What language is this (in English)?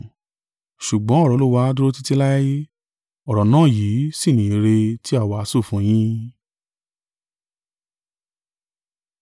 Yoruba